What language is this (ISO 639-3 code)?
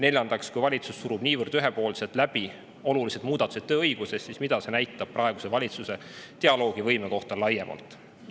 est